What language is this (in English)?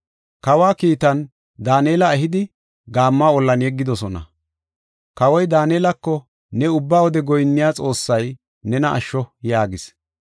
Gofa